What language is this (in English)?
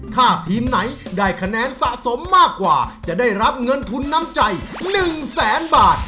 Thai